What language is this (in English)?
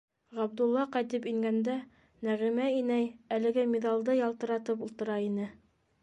Bashkir